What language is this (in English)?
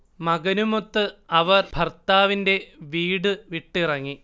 Malayalam